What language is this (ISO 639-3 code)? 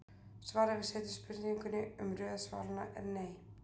isl